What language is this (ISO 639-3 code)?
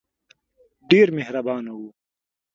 pus